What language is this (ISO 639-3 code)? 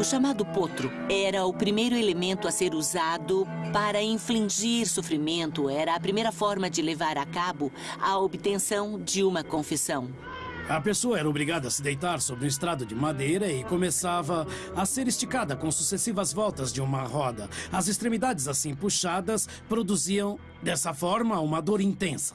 por